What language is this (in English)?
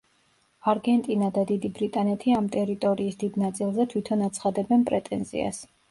Georgian